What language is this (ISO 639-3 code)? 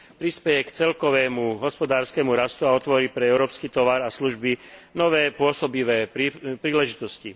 slk